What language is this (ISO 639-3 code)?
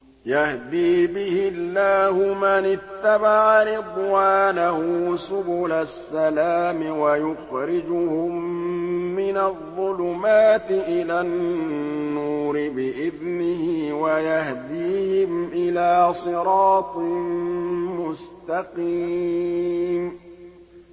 ara